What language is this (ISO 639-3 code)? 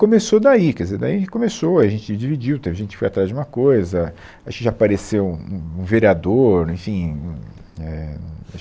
por